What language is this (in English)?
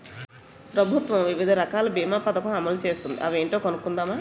Telugu